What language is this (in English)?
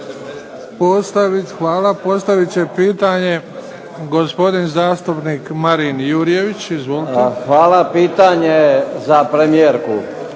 Croatian